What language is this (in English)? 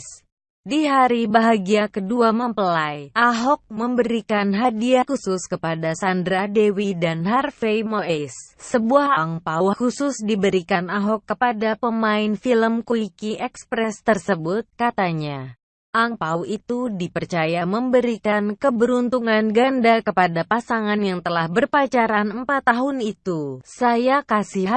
Indonesian